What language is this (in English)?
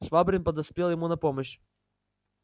Russian